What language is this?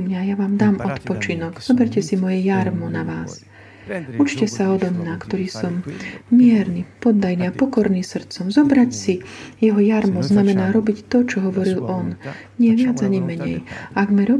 Slovak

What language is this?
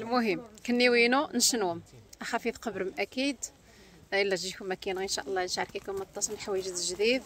Arabic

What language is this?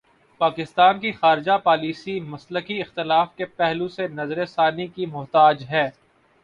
Urdu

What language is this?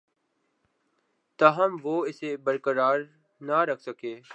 Urdu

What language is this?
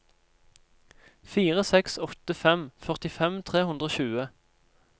Norwegian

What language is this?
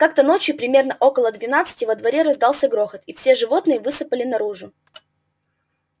Russian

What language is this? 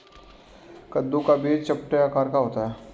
Hindi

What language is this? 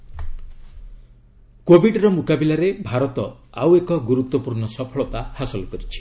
Odia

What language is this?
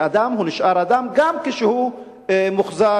Hebrew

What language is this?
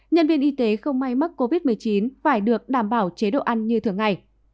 Vietnamese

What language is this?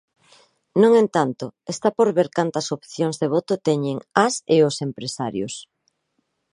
Galician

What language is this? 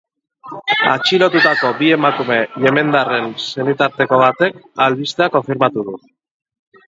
Basque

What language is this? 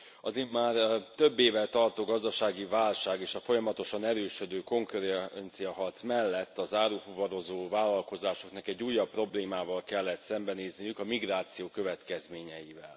Hungarian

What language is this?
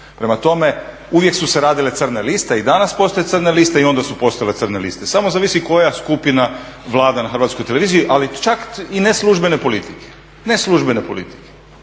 Croatian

